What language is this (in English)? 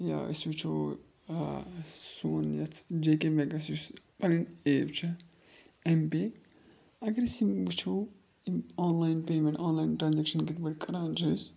Kashmiri